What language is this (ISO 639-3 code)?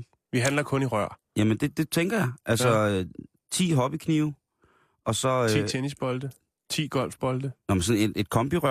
dan